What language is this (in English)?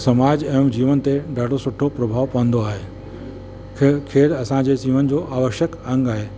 Sindhi